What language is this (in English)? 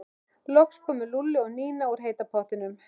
Icelandic